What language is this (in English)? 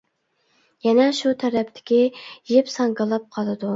Uyghur